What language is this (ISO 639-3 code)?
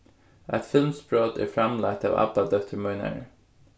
fao